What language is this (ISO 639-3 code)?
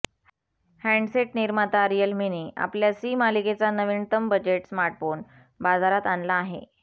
mar